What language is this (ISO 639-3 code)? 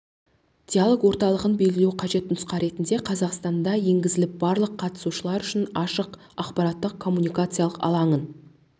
kaz